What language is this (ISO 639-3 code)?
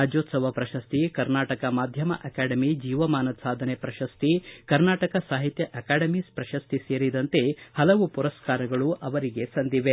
kan